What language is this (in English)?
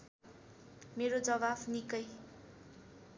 Nepali